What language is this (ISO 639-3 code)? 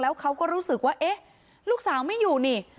tha